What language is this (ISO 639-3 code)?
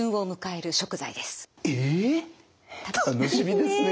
jpn